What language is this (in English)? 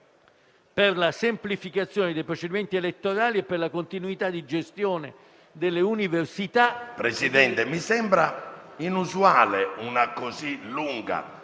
Italian